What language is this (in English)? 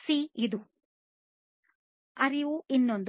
Kannada